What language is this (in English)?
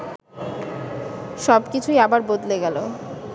Bangla